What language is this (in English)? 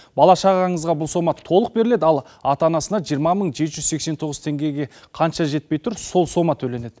Kazakh